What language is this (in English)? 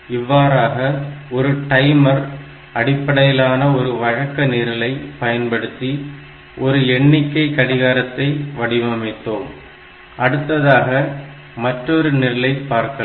Tamil